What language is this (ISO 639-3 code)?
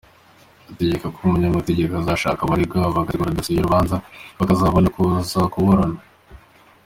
kin